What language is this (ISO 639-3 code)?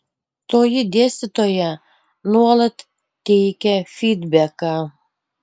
lit